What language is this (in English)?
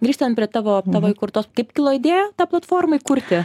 Lithuanian